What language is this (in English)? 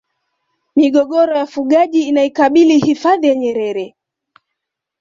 Swahili